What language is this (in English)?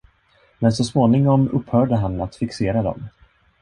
Swedish